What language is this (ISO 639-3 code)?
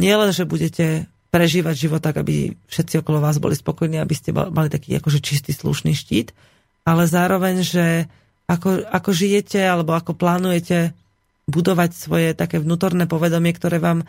slk